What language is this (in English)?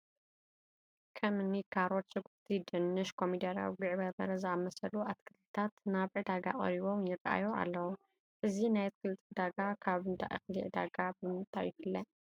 Tigrinya